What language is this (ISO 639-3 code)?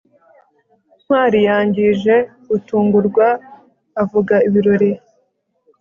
kin